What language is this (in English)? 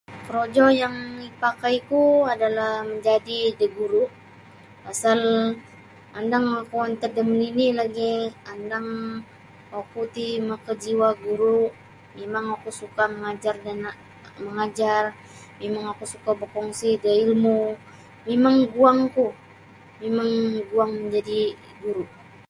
Sabah Bisaya